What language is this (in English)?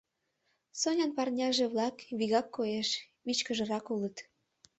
Mari